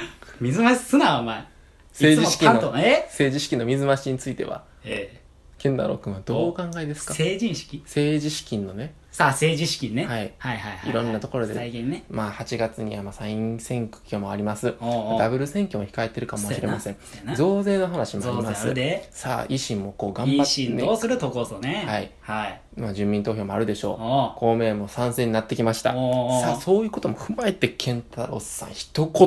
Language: Japanese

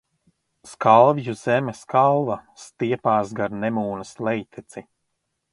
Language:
Latvian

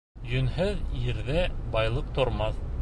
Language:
Bashkir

